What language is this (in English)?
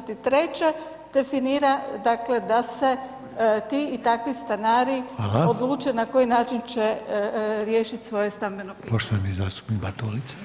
Croatian